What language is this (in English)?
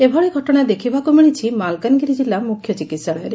Odia